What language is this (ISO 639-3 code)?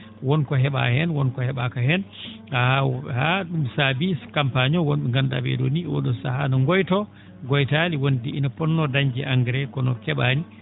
ful